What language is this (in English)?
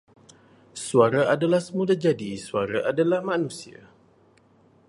Malay